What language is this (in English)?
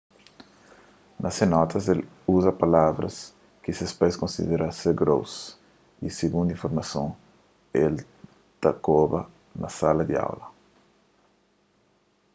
Kabuverdianu